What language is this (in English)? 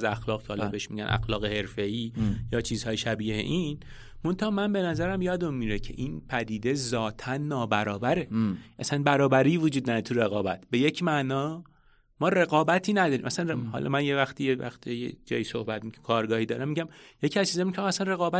Persian